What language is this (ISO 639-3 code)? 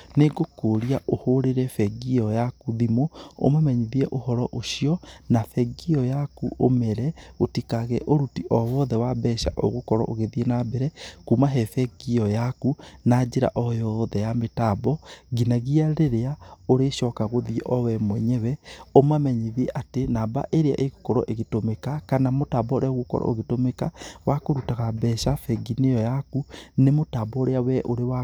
kik